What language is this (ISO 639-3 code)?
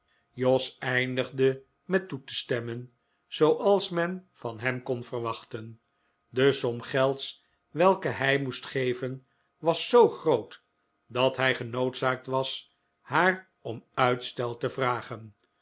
nld